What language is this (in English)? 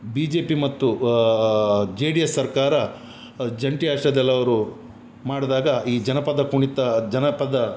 Kannada